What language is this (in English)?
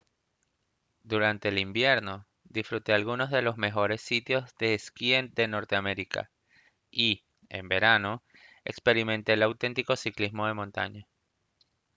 Spanish